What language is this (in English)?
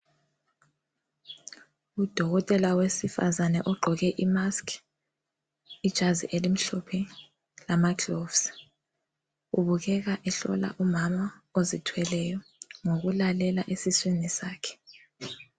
North Ndebele